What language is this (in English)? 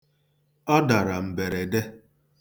Igbo